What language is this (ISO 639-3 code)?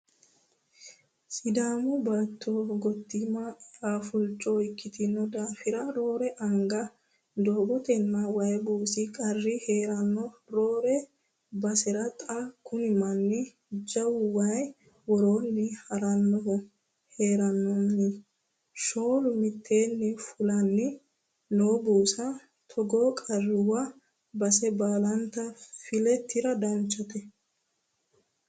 sid